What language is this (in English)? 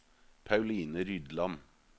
Norwegian